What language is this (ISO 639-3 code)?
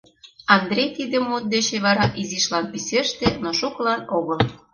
chm